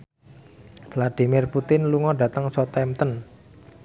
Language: Javanese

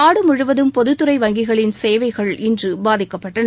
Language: Tamil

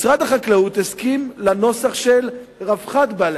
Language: Hebrew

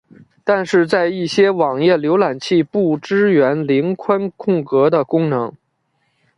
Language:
Chinese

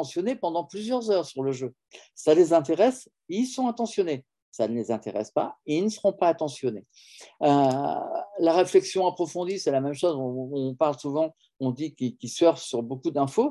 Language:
French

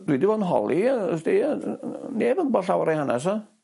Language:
Welsh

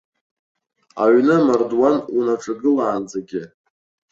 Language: Abkhazian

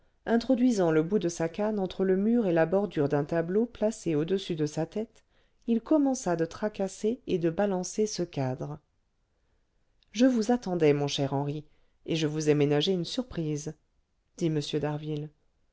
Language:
French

